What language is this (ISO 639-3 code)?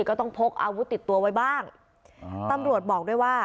tha